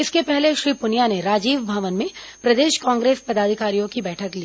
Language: Hindi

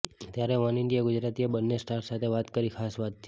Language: Gujarati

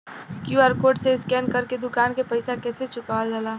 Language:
Bhojpuri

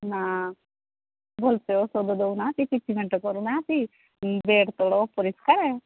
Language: Odia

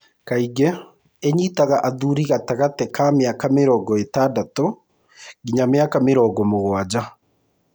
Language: Kikuyu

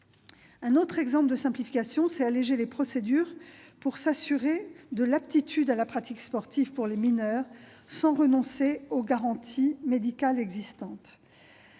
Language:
French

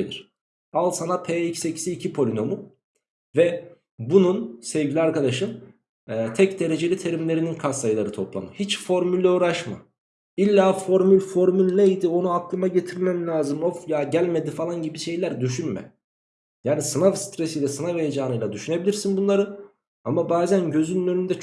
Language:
Turkish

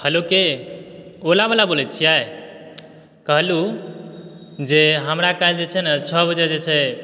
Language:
Maithili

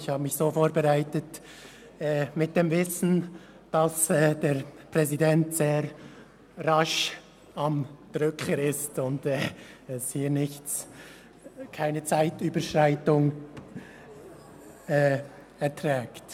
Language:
Swiss German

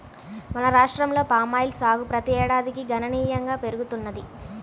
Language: Telugu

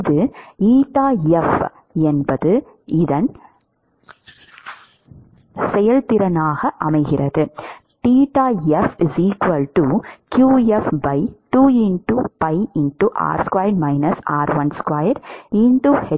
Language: Tamil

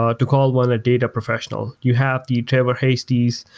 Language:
English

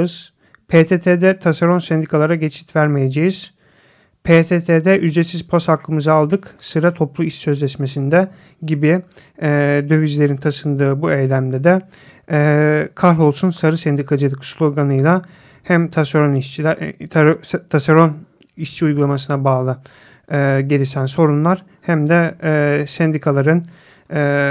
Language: Turkish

